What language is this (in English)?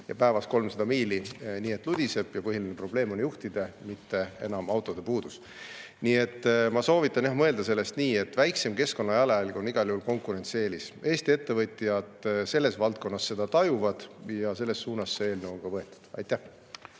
Estonian